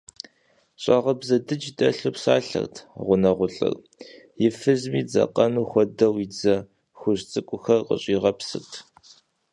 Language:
Kabardian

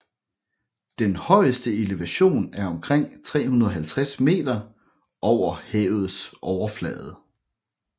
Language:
Danish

